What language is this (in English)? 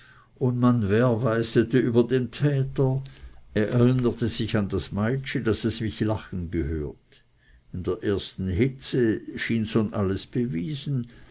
German